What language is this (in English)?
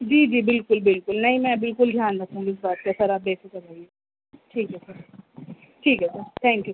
Urdu